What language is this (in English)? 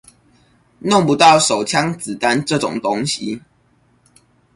Chinese